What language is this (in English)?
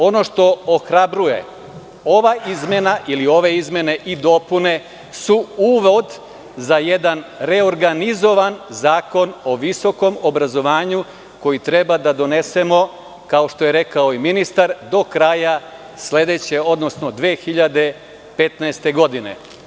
Serbian